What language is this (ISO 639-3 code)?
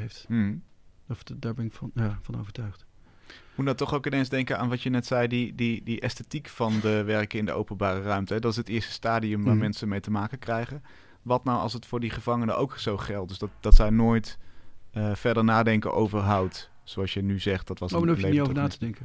nld